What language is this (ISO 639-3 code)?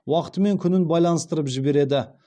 kaz